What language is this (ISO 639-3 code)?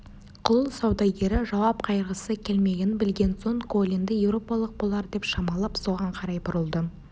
kaz